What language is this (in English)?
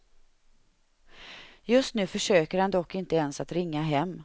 Swedish